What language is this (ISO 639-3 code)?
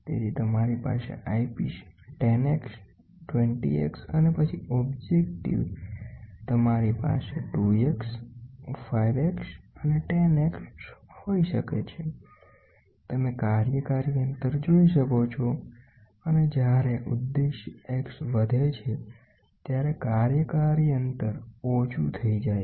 guj